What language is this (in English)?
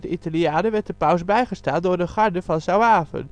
Dutch